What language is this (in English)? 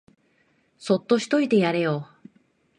Japanese